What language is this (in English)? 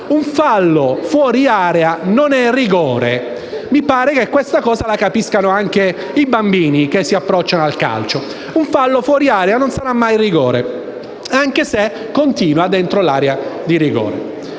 Italian